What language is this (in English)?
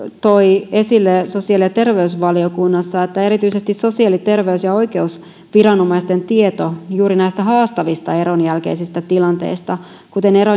Finnish